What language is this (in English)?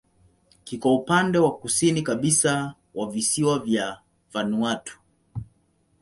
Swahili